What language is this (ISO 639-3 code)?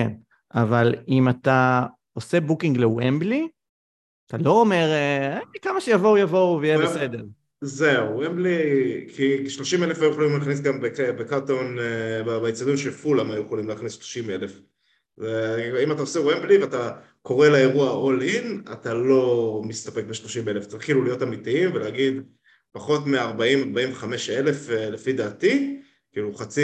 heb